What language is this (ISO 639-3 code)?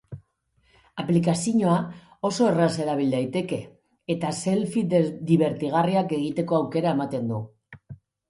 eus